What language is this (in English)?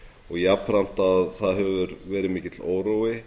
Icelandic